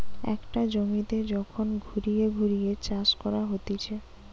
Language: Bangla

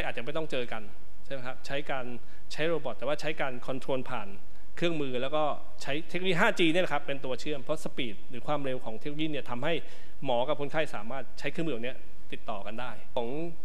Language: Thai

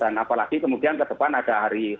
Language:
Indonesian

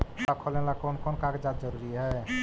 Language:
Magahi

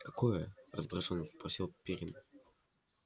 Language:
Russian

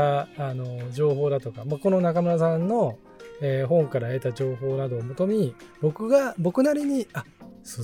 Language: Japanese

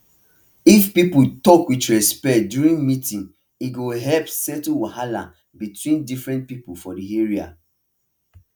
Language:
Nigerian Pidgin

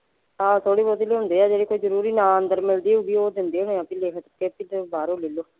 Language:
Punjabi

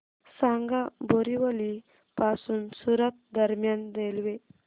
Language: Marathi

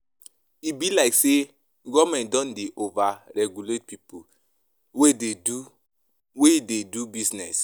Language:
Nigerian Pidgin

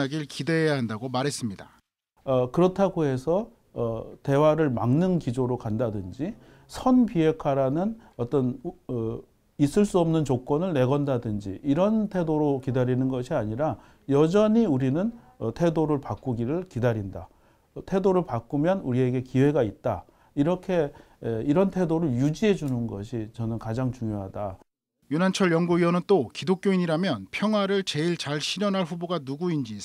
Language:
Korean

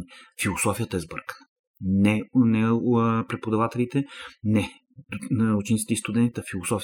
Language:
Bulgarian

